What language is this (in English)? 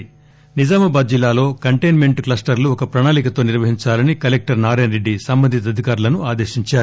Telugu